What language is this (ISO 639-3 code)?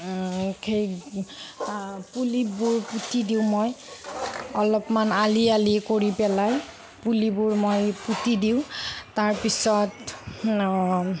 asm